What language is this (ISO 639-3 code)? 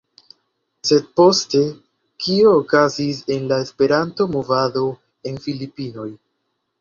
epo